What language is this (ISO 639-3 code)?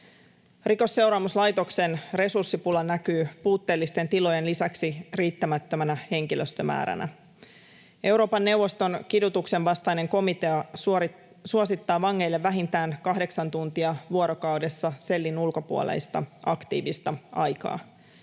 fin